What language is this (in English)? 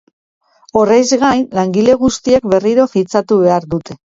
Basque